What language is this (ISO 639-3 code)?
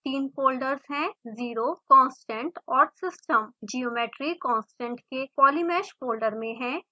hin